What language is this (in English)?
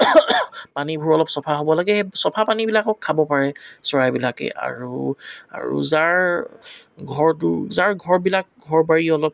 Assamese